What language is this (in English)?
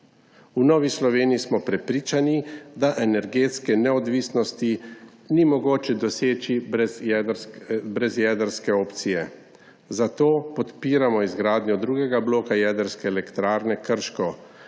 Slovenian